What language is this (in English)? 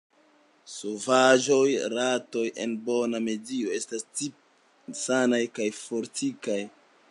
Esperanto